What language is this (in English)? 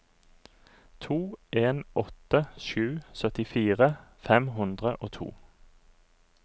Norwegian